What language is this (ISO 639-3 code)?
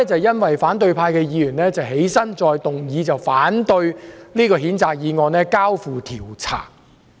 yue